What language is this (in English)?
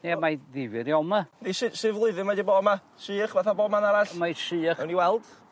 Welsh